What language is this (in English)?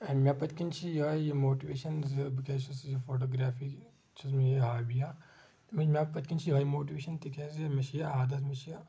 Kashmiri